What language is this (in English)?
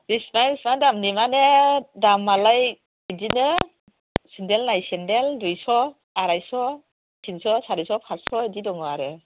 Bodo